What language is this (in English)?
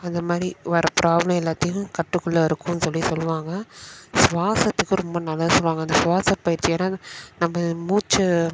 Tamil